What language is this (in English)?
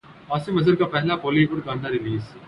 Urdu